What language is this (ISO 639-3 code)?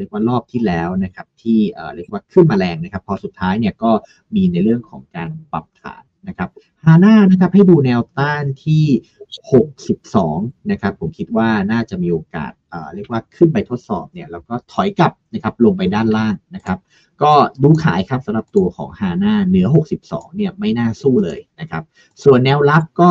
tha